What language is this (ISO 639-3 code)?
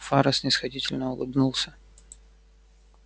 rus